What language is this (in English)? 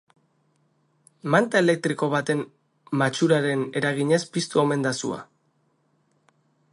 Basque